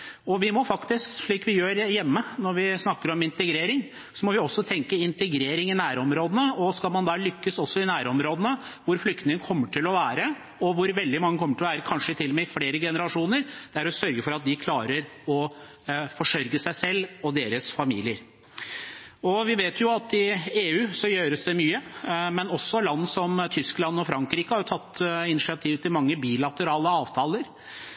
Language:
Norwegian Bokmål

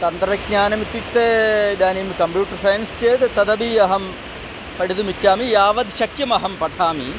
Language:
Sanskrit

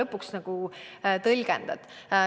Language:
Estonian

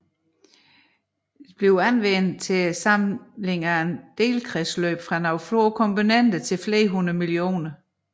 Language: Danish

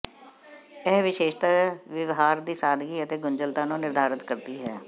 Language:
Punjabi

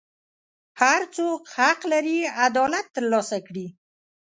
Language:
Pashto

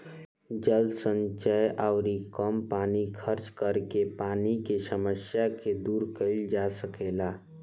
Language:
Bhojpuri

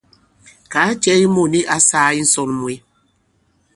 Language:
Bankon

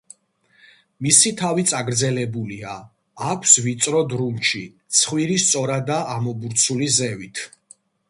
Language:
Georgian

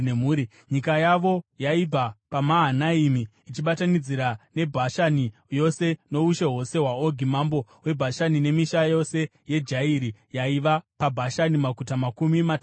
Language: Shona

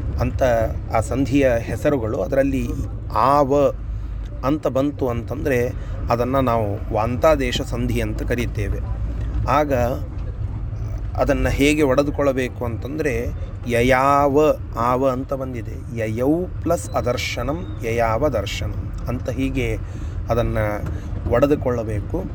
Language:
Kannada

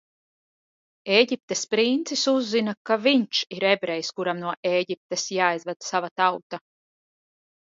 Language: Latvian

